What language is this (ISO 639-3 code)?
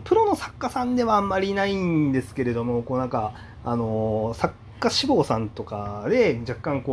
jpn